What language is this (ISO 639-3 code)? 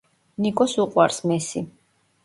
kat